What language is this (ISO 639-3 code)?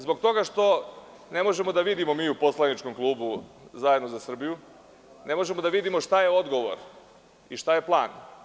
srp